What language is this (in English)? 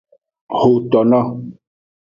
Aja (Benin)